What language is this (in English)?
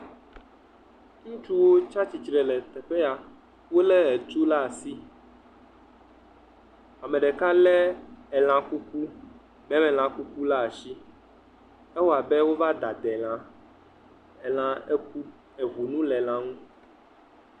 Ewe